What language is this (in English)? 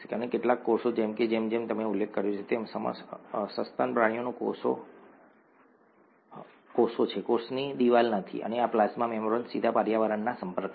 Gujarati